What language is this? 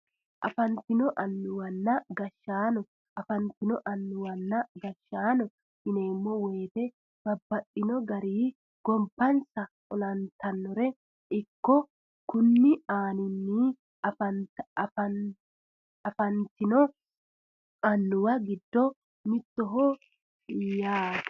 Sidamo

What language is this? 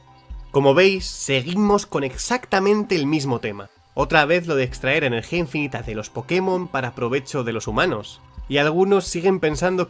Spanish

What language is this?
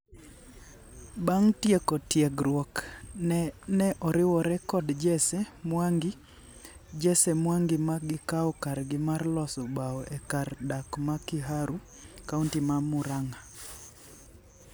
Luo (Kenya and Tanzania)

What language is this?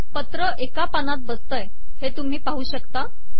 Marathi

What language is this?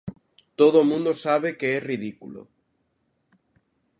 Galician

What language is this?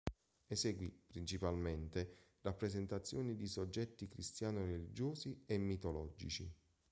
Italian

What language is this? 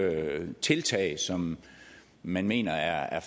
Danish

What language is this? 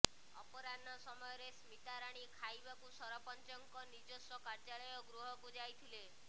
Odia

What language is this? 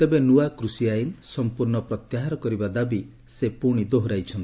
Odia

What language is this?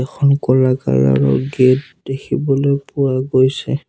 Assamese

